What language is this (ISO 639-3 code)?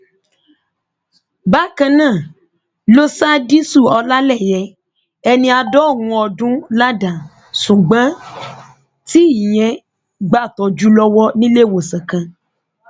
yor